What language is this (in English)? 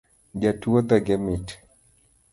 Luo (Kenya and Tanzania)